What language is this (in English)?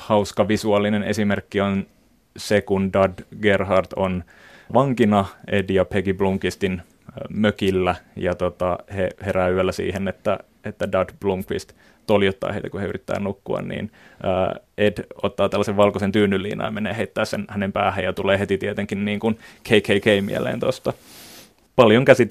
Finnish